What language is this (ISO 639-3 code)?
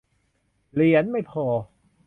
tha